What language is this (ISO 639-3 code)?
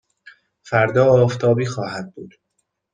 fas